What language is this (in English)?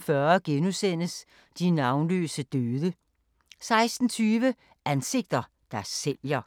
Danish